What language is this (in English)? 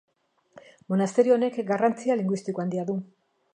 Basque